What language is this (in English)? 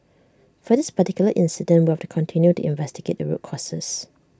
English